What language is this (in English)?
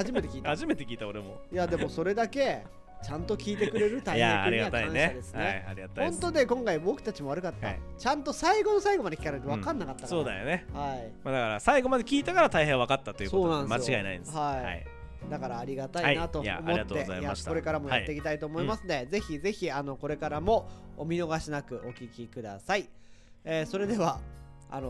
Japanese